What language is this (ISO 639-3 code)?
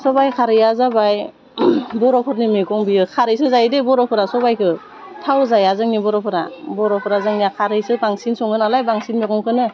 brx